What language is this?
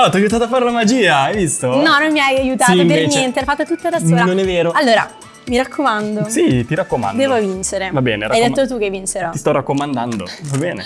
Italian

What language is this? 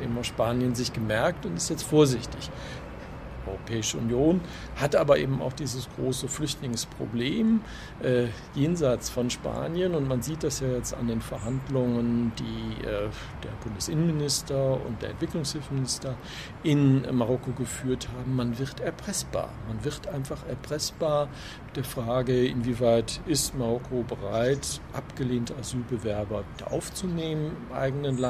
German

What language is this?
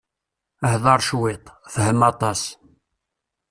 Kabyle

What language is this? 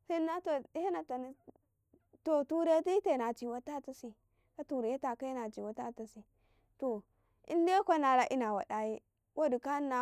Karekare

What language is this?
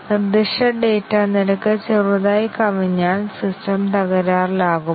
Malayalam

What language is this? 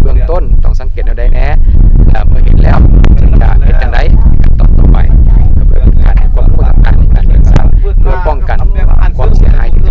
Thai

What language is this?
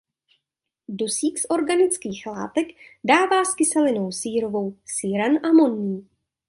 Czech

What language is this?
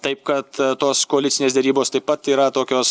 Lithuanian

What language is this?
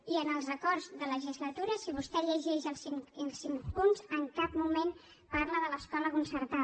Catalan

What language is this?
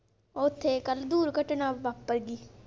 Punjabi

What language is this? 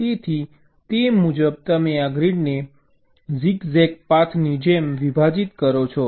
Gujarati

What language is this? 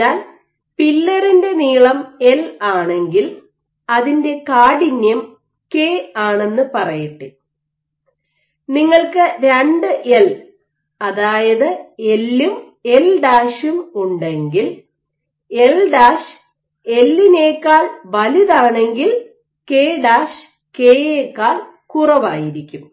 Malayalam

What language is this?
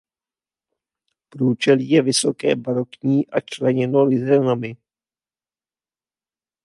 Czech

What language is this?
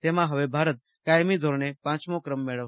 Gujarati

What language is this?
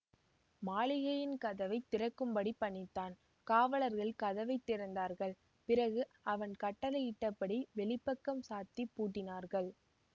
Tamil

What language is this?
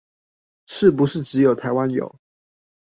Chinese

